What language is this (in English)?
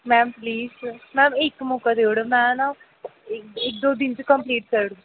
Dogri